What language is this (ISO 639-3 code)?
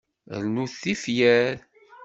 kab